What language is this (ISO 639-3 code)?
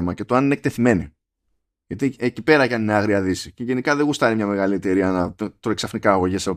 ell